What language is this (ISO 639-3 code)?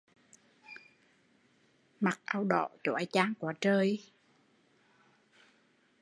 vie